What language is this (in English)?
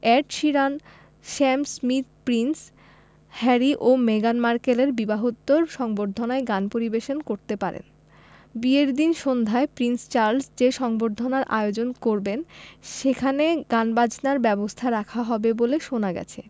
Bangla